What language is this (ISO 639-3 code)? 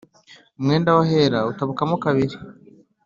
kin